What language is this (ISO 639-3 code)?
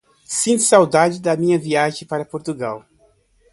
por